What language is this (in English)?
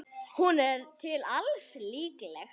Icelandic